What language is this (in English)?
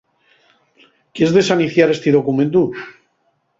Asturian